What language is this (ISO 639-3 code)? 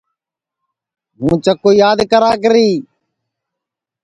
ssi